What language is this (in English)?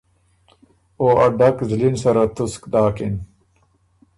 Ormuri